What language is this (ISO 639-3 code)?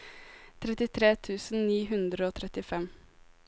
nor